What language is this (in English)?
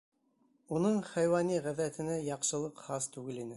Bashkir